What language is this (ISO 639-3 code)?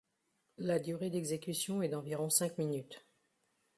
fra